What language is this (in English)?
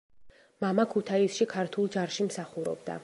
Georgian